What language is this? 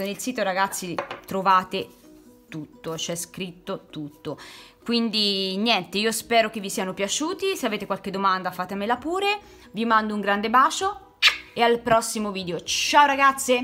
Italian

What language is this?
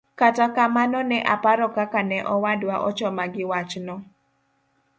Luo (Kenya and Tanzania)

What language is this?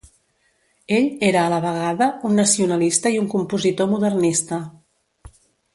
Catalan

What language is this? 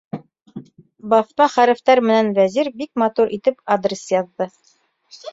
Bashkir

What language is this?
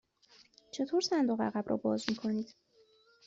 Persian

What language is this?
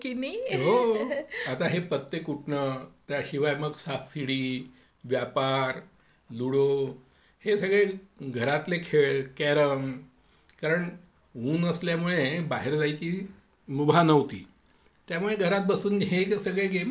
Marathi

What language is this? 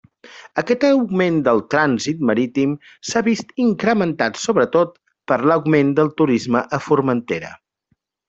Catalan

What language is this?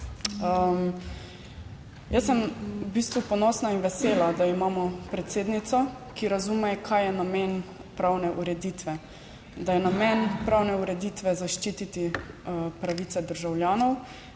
Slovenian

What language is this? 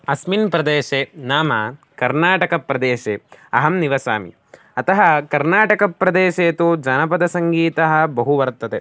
Sanskrit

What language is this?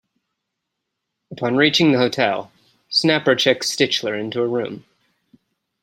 English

